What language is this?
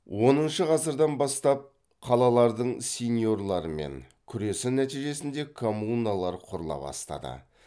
Kazakh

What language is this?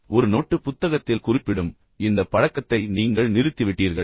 Tamil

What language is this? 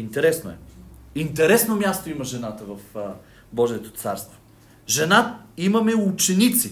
Bulgarian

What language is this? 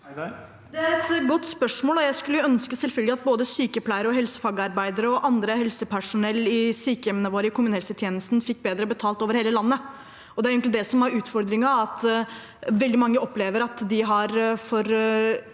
Norwegian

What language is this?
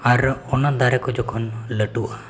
Santali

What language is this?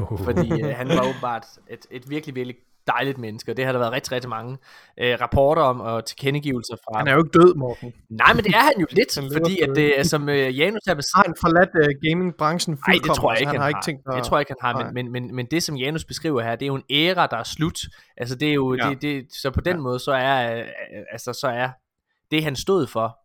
Danish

